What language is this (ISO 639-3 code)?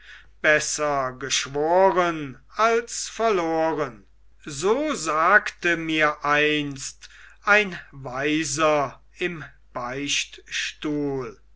deu